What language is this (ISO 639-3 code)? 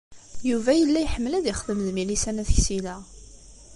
kab